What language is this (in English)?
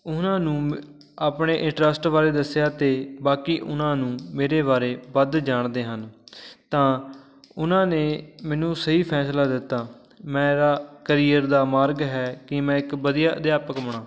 Punjabi